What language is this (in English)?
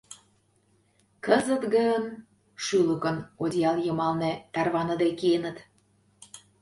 Mari